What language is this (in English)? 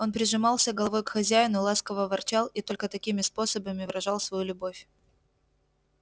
Russian